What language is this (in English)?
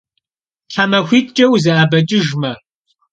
Kabardian